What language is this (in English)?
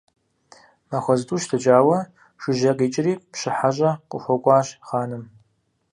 Kabardian